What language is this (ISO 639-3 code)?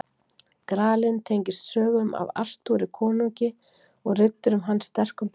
isl